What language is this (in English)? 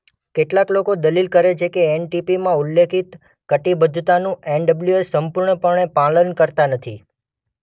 Gujarati